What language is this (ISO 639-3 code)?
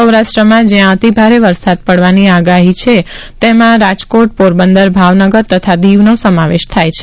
guj